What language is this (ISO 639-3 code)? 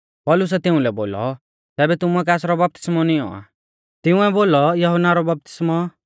bfz